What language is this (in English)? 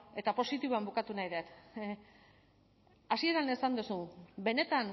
Basque